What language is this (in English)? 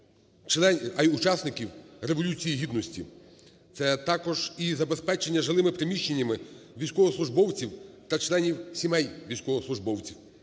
Ukrainian